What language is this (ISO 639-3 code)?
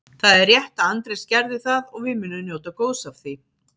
isl